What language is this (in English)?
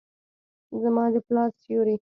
Pashto